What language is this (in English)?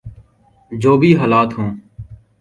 Urdu